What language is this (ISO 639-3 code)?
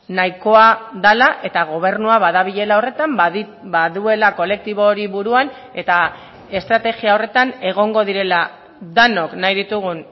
eus